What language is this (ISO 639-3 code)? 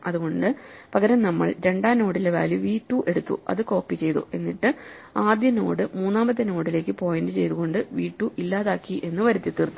mal